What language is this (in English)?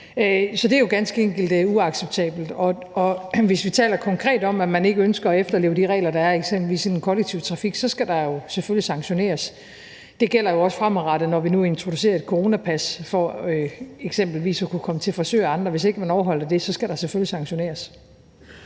Danish